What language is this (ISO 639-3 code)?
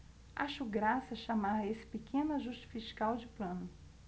por